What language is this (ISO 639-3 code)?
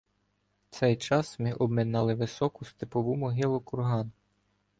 ukr